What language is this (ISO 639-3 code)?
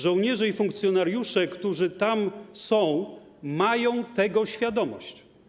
pol